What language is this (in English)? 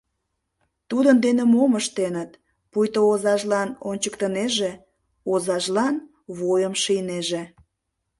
Mari